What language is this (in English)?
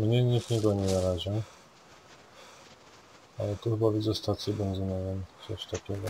Polish